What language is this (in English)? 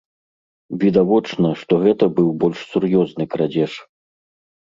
Belarusian